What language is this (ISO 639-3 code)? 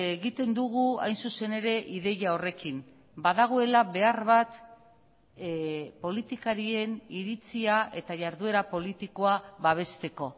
eus